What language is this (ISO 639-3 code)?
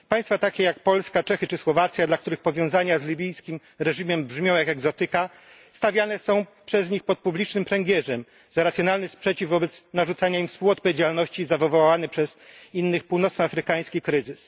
pol